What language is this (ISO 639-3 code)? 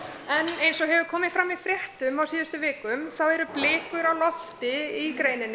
isl